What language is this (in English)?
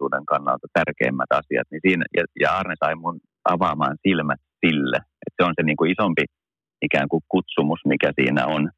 Finnish